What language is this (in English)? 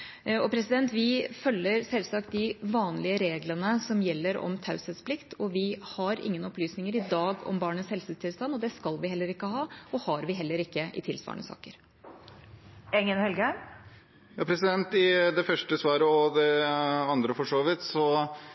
Norwegian